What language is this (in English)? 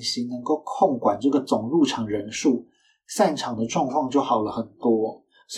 Chinese